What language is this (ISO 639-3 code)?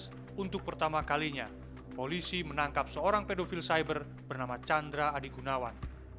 ind